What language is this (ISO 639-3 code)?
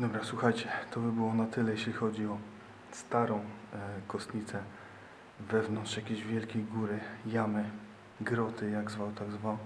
pol